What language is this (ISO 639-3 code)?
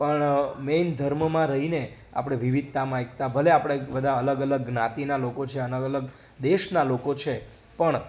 guj